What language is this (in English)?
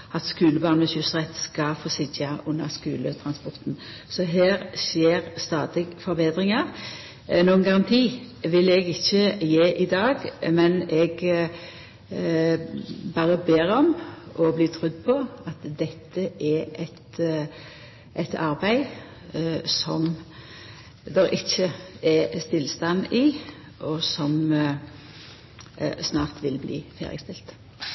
Norwegian Nynorsk